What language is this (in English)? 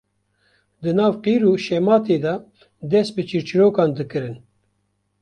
Kurdish